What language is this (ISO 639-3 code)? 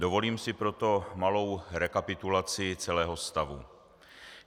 ces